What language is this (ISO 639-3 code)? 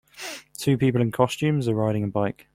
eng